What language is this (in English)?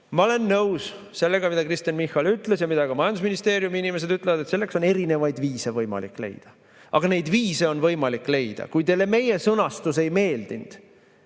Estonian